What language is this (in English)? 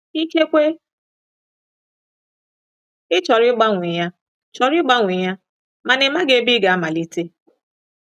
Igbo